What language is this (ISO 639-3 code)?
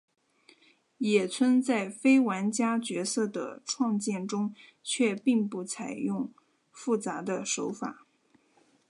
zho